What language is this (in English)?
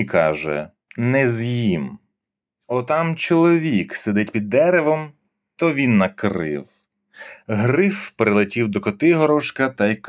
Ukrainian